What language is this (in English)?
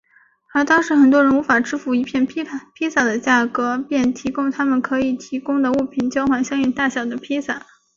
Chinese